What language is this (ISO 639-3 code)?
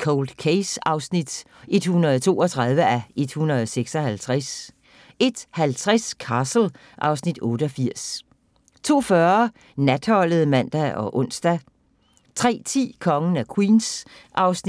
dan